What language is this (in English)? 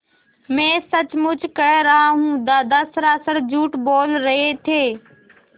Hindi